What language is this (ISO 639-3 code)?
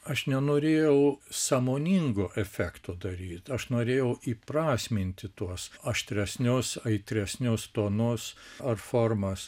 lit